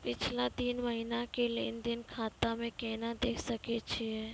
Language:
Maithili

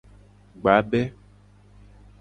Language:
Gen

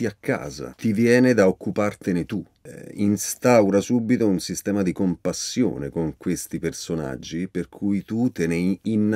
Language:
Italian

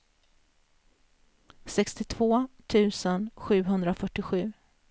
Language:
Swedish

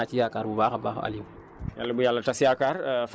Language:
Wolof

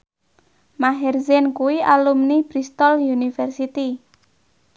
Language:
Javanese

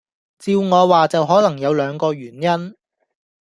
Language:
Cantonese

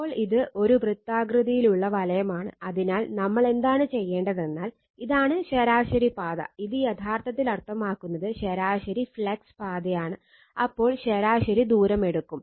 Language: Malayalam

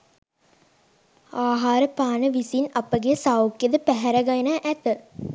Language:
Sinhala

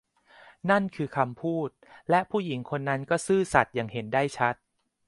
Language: Thai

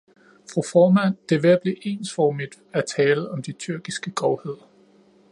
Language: Danish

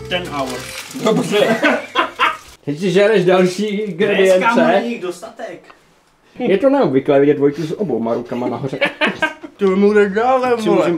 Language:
Czech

